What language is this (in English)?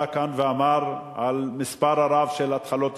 Hebrew